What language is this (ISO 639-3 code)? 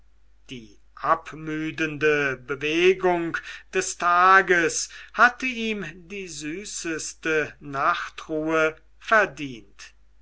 deu